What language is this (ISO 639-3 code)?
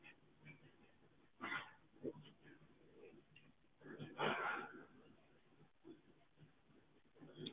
pan